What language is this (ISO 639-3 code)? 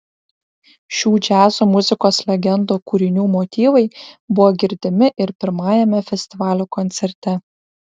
lit